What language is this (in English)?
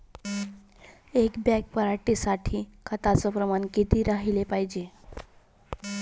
Marathi